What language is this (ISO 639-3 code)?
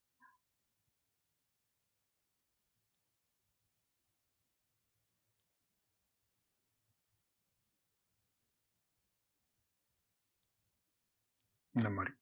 tam